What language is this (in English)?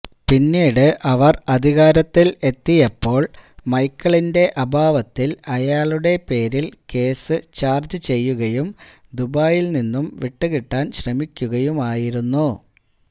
Malayalam